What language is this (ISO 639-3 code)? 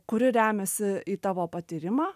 lit